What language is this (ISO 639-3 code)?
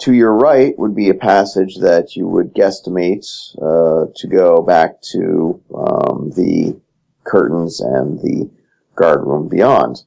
eng